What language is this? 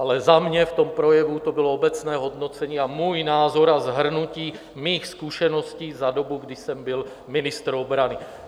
Czech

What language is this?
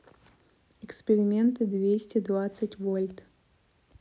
Russian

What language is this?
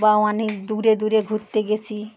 Bangla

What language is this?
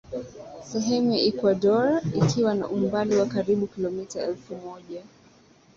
Swahili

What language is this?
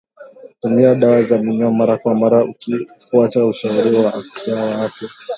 Swahili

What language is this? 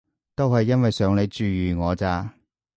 Cantonese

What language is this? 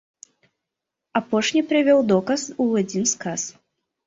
Belarusian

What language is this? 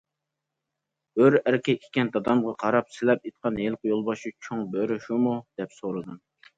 Uyghur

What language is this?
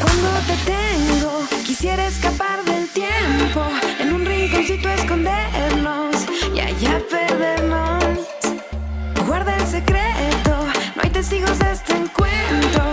Spanish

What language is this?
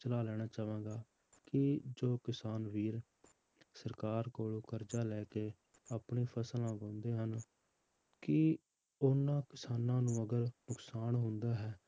Punjabi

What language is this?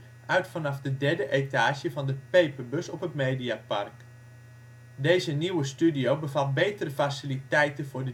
Dutch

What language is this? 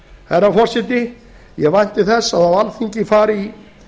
Icelandic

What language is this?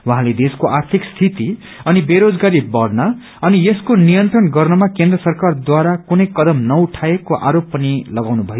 Nepali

